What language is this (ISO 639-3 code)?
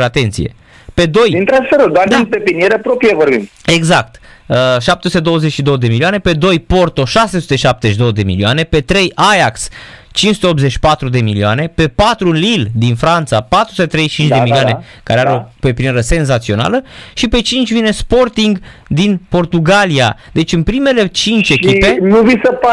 ron